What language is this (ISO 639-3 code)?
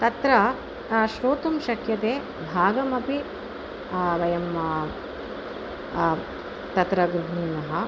san